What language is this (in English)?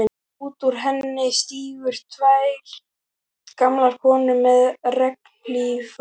Icelandic